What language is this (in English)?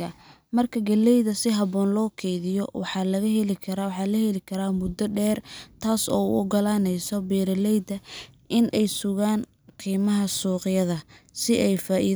Somali